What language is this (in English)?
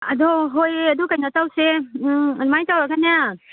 Manipuri